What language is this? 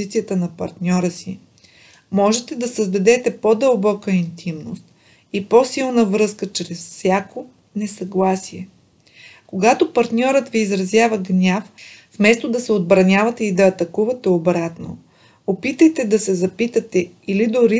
Bulgarian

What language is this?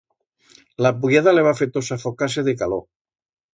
Aragonese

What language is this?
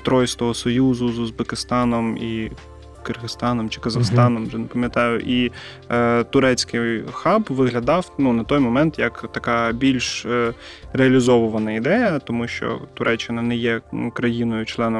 Ukrainian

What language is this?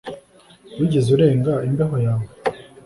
Kinyarwanda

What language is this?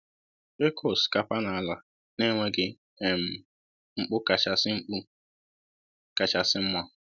Igbo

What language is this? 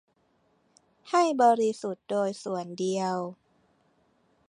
Thai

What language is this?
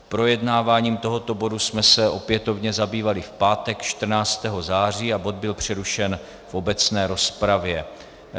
Czech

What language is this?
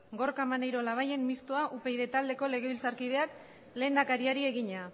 Basque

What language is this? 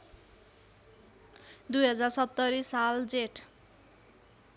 Nepali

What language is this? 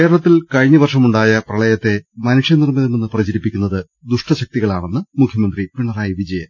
Malayalam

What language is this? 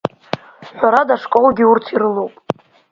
Abkhazian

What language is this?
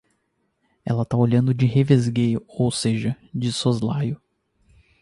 Portuguese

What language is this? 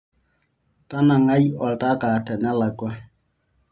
Masai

